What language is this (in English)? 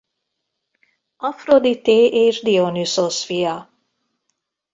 Hungarian